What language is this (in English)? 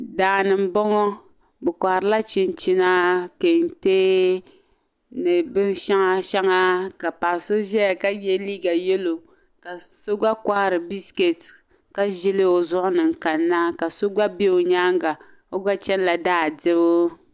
Dagbani